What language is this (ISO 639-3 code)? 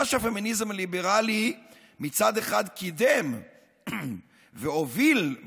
heb